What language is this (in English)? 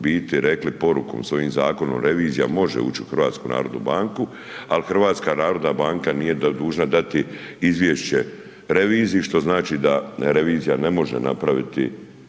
Croatian